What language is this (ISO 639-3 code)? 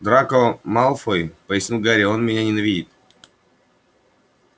rus